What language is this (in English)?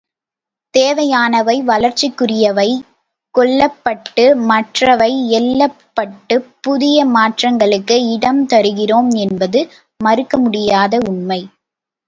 Tamil